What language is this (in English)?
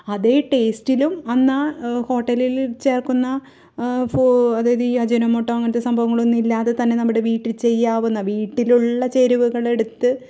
Malayalam